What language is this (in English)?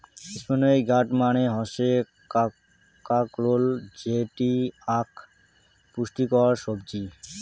Bangla